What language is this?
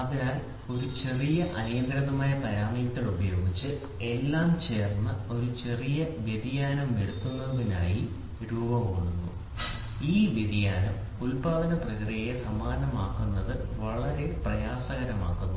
Malayalam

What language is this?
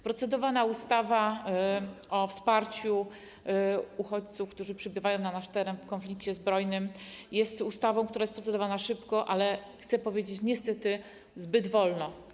Polish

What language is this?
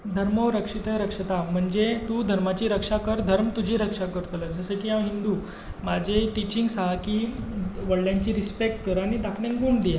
Konkani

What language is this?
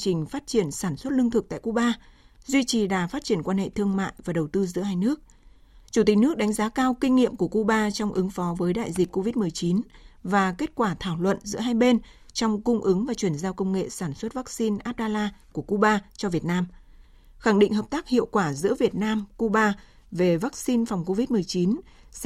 Vietnamese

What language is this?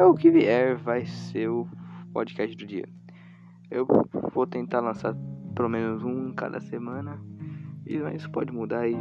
Portuguese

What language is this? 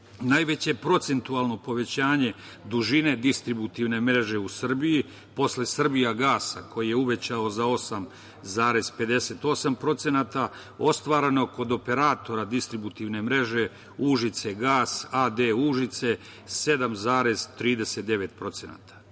Serbian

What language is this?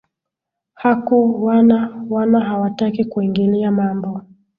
Swahili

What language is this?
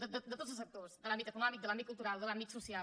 Catalan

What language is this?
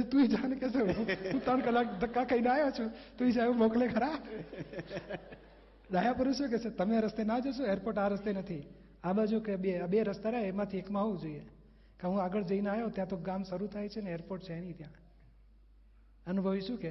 Gujarati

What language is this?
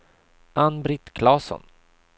Swedish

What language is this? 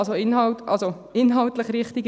Swiss German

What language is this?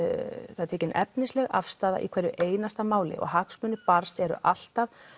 Icelandic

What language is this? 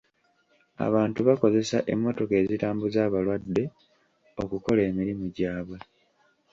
Ganda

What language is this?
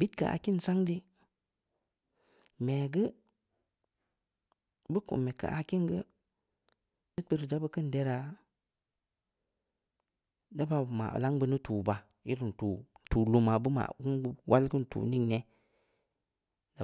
Samba Leko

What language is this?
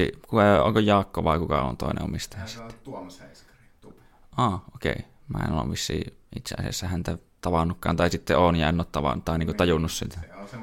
Finnish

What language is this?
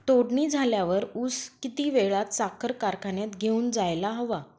Marathi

